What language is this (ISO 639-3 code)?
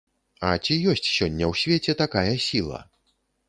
bel